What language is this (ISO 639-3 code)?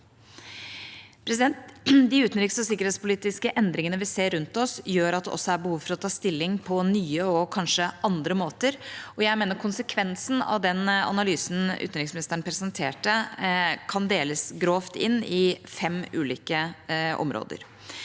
nor